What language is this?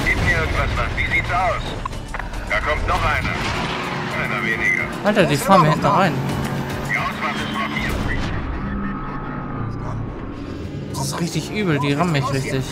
German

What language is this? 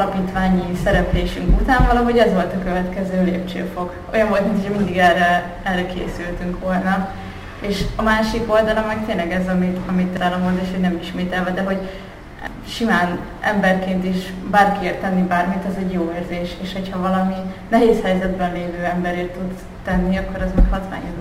Hungarian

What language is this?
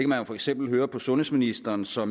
Danish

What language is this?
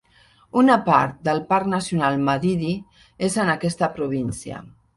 Catalan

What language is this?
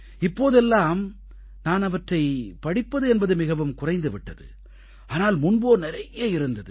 Tamil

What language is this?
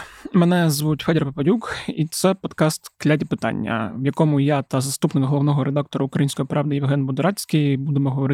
Ukrainian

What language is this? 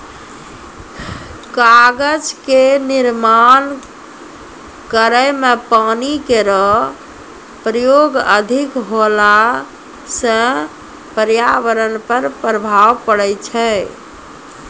Maithili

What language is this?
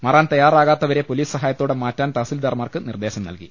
Malayalam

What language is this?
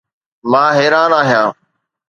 Sindhi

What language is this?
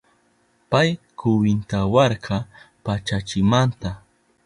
Southern Pastaza Quechua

